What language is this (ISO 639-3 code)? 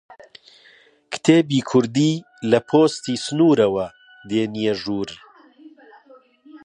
ckb